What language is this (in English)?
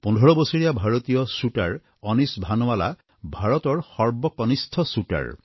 Assamese